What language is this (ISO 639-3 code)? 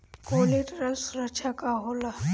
bho